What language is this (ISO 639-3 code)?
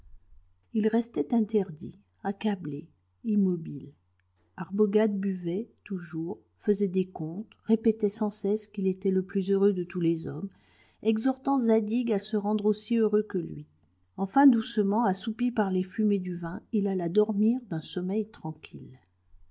fra